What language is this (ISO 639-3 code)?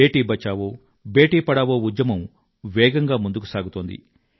tel